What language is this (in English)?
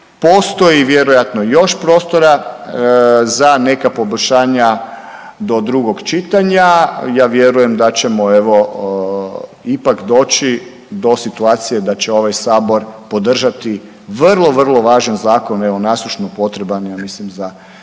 Croatian